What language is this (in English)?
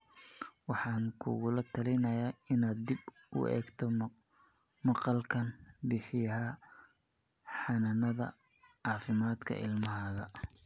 Somali